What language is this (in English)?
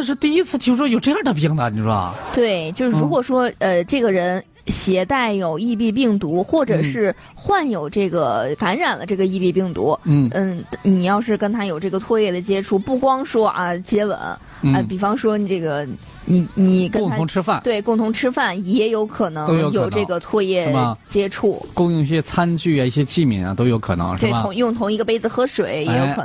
Chinese